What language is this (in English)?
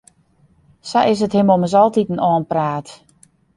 Western Frisian